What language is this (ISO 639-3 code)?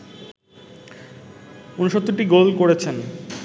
ben